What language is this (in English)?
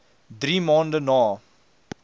Afrikaans